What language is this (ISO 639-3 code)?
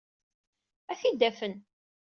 kab